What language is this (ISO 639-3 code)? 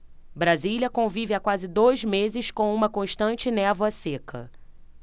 por